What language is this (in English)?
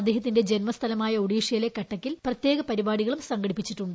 Malayalam